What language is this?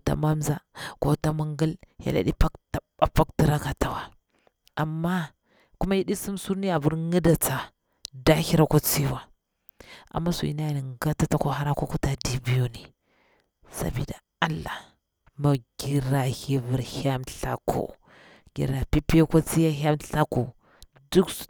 Bura-Pabir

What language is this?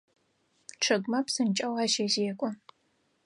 Adyghe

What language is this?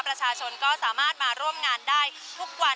Thai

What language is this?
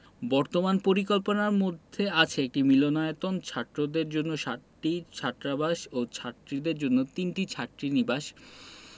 Bangla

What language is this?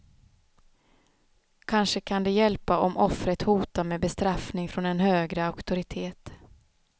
Swedish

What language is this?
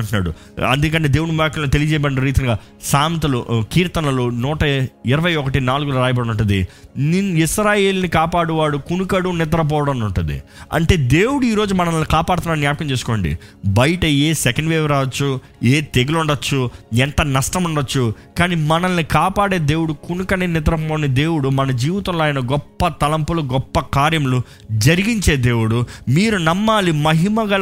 Telugu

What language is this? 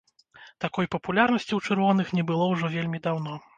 Belarusian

